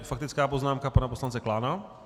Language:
Czech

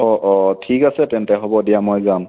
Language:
Assamese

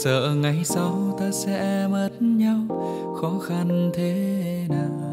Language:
Vietnamese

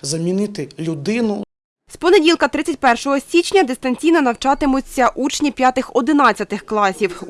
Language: Ukrainian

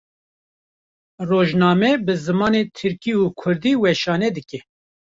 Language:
Kurdish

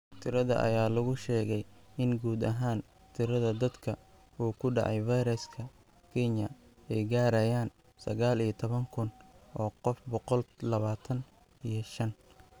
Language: Somali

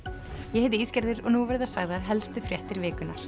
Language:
Icelandic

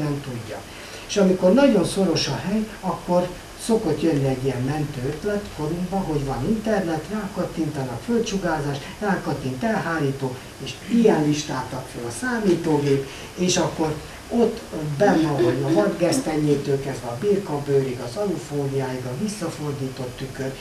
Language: Hungarian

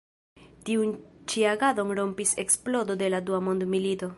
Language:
Esperanto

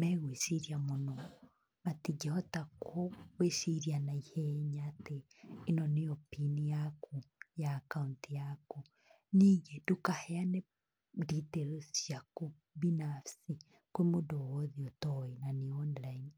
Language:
Kikuyu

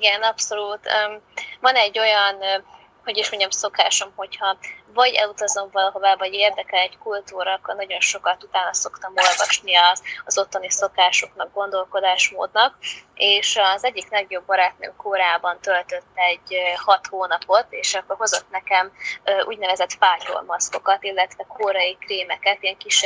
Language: Hungarian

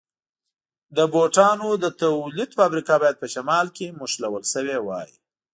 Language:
Pashto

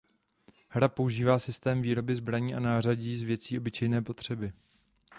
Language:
Czech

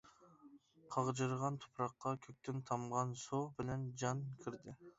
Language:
Uyghur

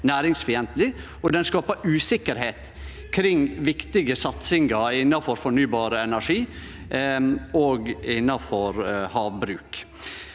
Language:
Norwegian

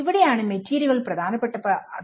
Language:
Malayalam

